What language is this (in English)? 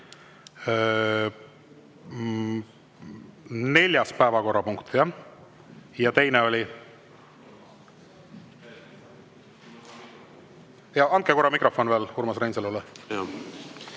Estonian